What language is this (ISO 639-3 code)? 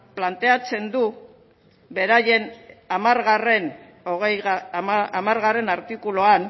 eus